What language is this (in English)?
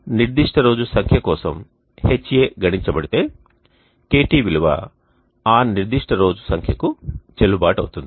Telugu